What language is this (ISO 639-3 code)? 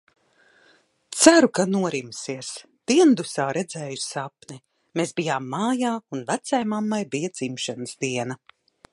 lav